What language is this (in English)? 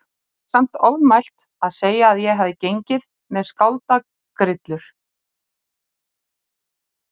Icelandic